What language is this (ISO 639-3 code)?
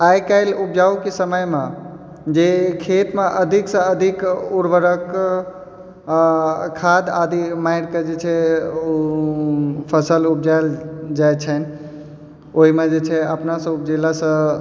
mai